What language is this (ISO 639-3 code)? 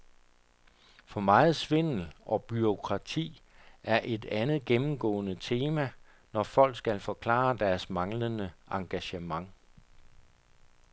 dan